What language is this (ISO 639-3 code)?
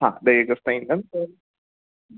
snd